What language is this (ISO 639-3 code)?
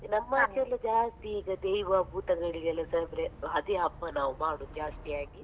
kan